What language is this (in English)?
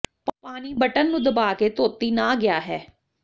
Punjabi